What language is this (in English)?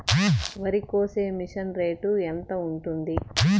Telugu